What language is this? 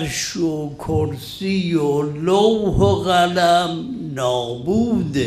Persian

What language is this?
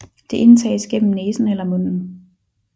Danish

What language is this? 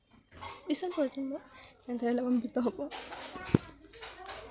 Assamese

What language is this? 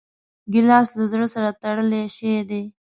Pashto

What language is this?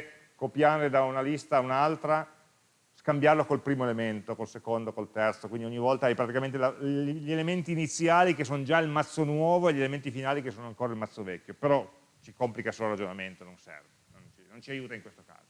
Italian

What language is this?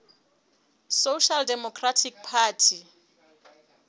Southern Sotho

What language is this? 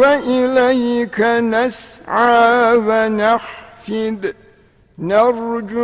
Turkish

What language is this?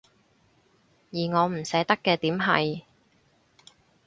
Cantonese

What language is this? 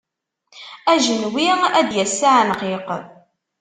Kabyle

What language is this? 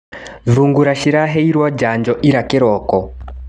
Kikuyu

